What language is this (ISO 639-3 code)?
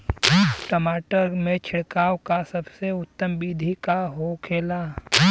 bho